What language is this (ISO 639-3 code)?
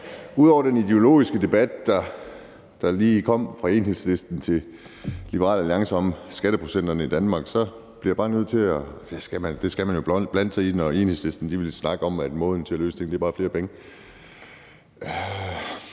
dan